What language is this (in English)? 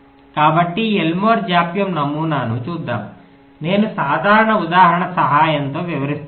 Telugu